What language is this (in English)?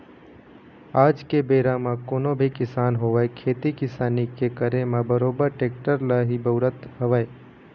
Chhattisgarhi